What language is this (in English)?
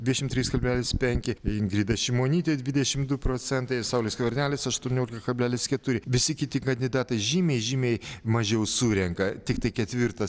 Lithuanian